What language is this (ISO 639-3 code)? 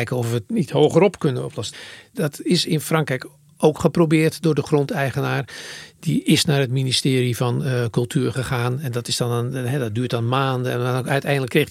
nld